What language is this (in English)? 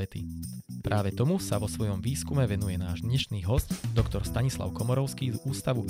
Slovak